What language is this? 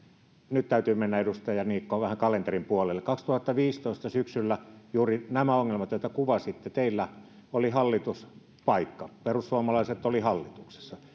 Finnish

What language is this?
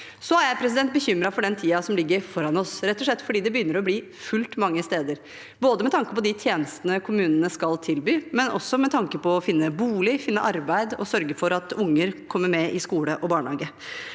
Norwegian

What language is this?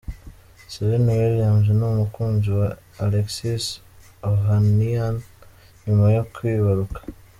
Kinyarwanda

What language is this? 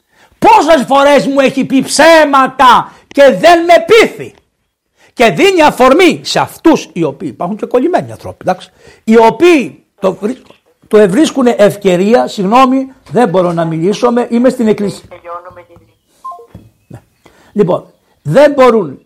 Greek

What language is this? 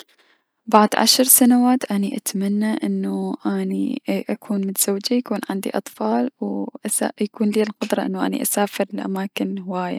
Mesopotamian Arabic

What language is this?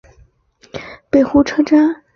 Chinese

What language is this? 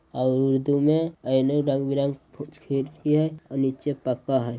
Magahi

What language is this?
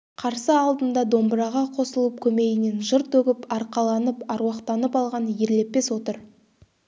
Kazakh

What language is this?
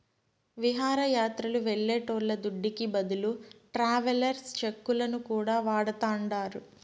Telugu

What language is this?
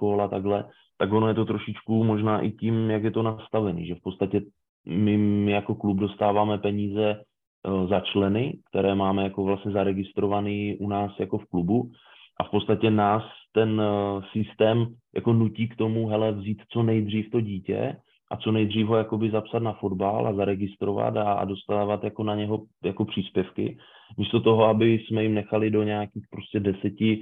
Czech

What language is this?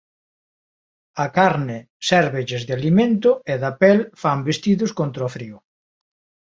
Galician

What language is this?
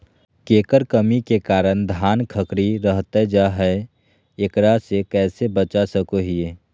Magahi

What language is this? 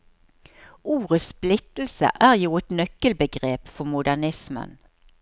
Norwegian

